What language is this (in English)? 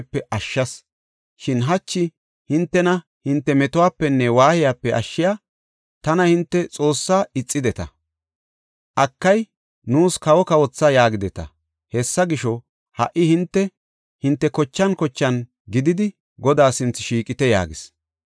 Gofa